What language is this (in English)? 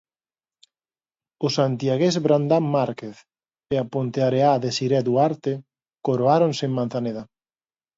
Galician